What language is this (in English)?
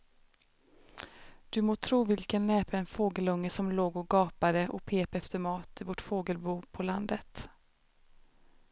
Swedish